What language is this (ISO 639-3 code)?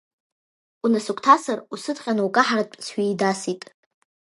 abk